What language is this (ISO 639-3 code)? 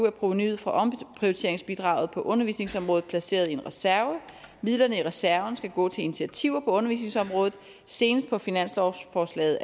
dan